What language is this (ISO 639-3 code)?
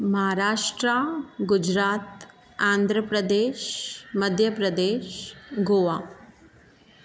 snd